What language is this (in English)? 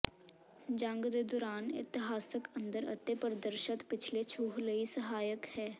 Punjabi